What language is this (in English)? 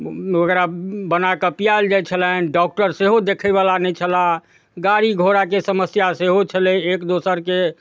Maithili